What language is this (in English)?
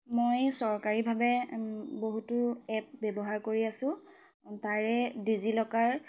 Assamese